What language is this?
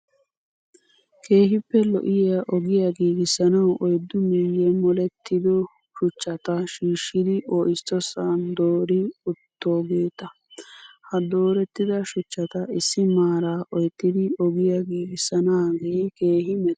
Wolaytta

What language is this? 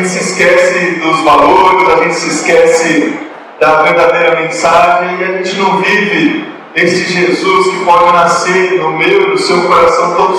Portuguese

